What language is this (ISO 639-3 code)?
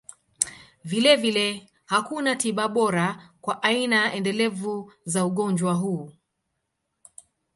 swa